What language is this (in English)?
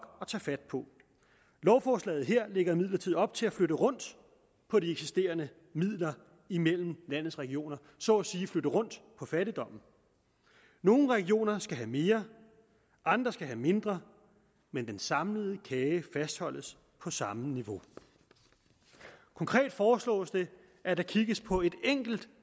Danish